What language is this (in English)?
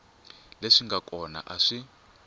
Tsonga